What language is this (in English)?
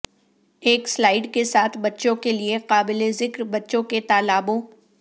Urdu